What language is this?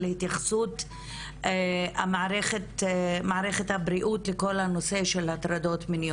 Hebrew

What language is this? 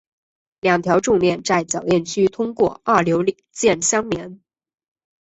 Chinese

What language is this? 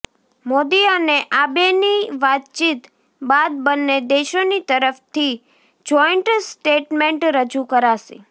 Gujarati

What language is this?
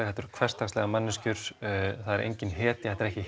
Icelandic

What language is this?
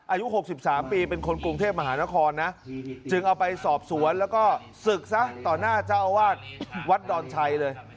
Thai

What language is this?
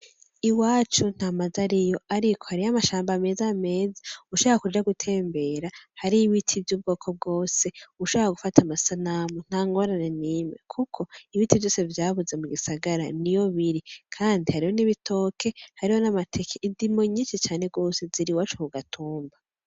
Rundi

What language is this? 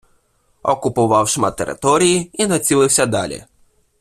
Ukrainian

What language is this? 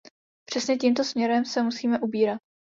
Czech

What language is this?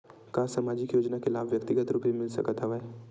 Chhattisgarhi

